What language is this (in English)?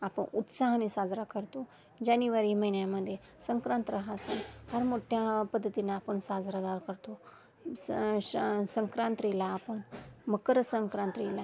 Marathi